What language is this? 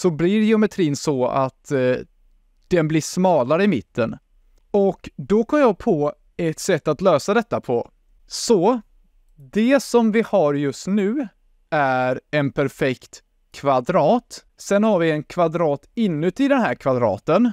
Swedish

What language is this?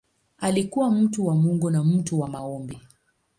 Swahili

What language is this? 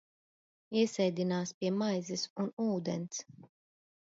Latvian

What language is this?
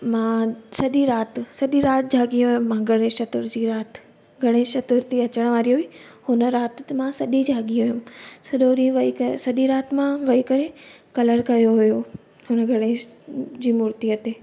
Sindhi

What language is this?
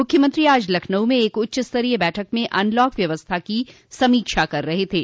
Hindi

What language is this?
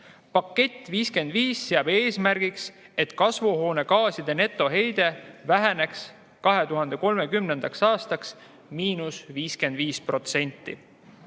Estonian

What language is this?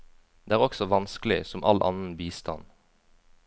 Norwegian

